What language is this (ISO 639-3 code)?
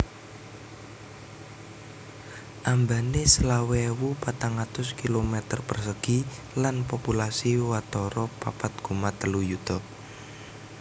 jav